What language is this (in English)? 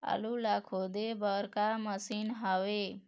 Chhattisgarhi